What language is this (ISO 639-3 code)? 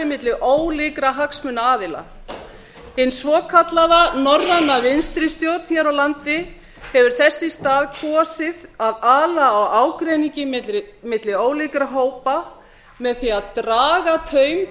isl